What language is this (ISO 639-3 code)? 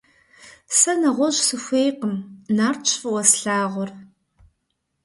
kbd